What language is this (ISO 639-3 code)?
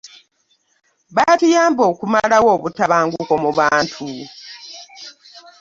lug